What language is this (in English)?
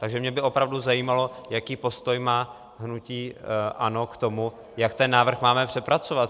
Czech